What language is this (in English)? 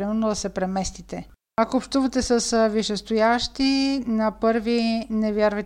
Bulgarian